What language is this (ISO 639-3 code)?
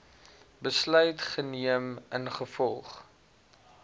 afr